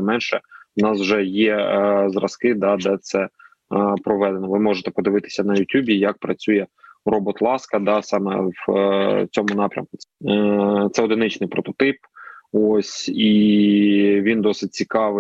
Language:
Ukrainian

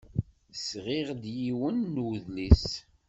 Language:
Kabyle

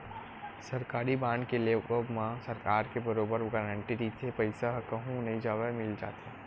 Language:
Chhattisgarhi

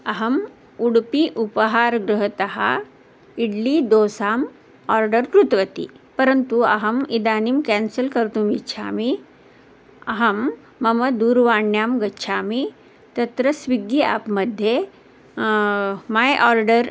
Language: Sanskrit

